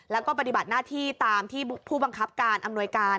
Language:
Thai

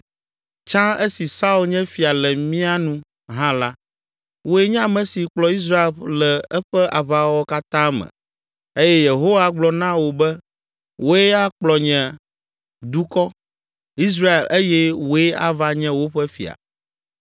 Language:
Ewe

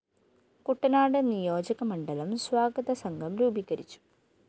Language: Malayalam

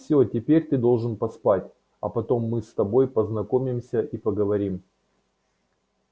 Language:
Russian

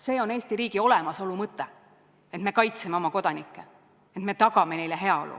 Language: Estonian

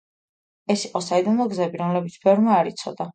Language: Georgian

